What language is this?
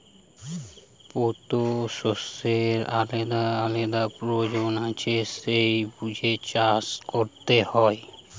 Bangla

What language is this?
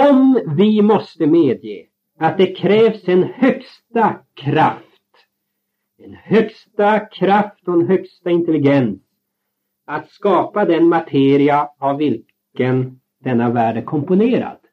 Swedish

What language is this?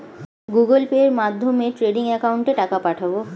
Bangla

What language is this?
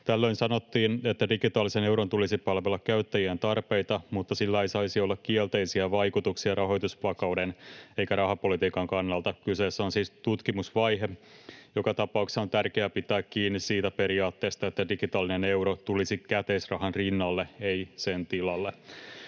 Finnish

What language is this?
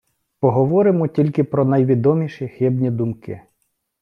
Ukrainian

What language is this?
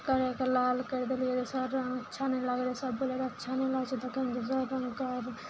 Maithili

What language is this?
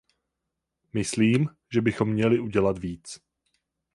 Czech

